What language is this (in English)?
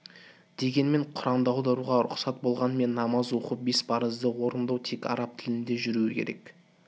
Kazakh